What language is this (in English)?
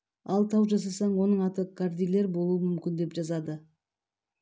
Kazakh